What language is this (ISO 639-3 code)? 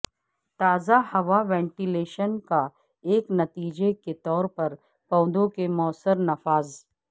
urd